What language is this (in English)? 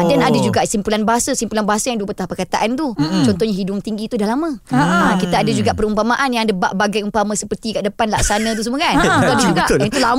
Malay